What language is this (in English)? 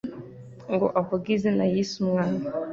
Kinyarwanda